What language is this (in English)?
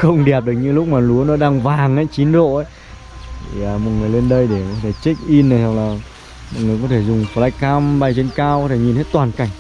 Vietnamese